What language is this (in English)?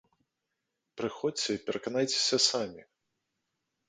Belarusian